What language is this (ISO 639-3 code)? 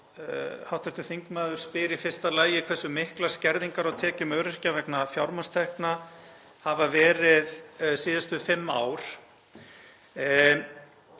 isl